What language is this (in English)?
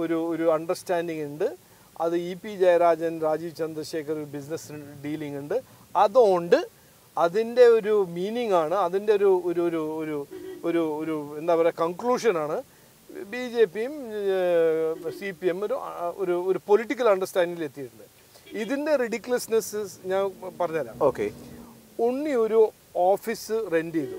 Malayalam